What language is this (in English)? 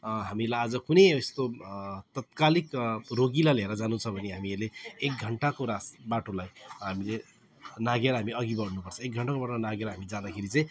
Nepali